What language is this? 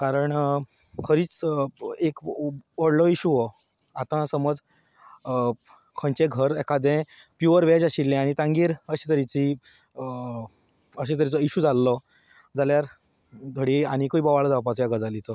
Konkani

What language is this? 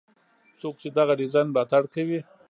Pashto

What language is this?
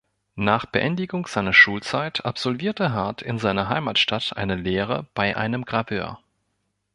German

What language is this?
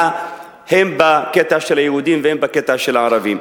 Hebrew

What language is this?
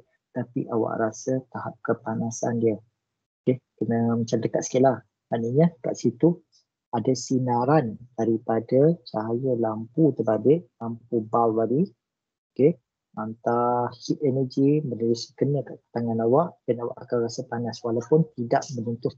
Malay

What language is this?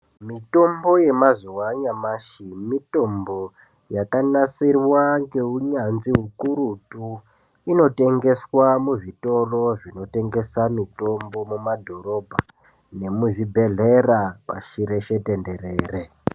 Ndau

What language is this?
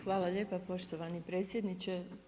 Croatian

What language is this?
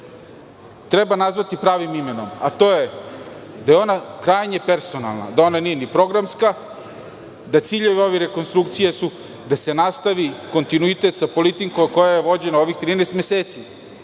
Serbian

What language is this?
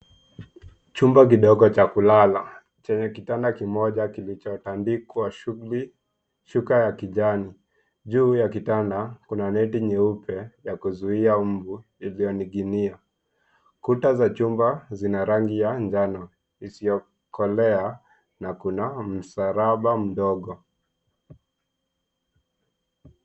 Swahili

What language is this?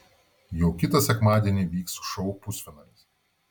Lithuanian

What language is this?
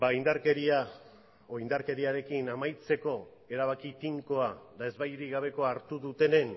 Basque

